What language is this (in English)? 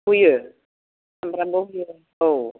Bodo